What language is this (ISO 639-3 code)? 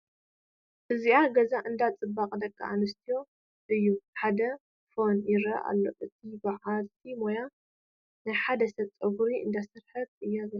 tir